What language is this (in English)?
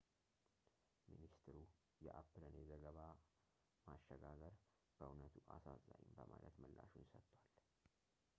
Amharic